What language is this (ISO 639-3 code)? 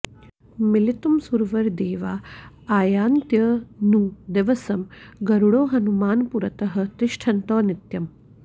san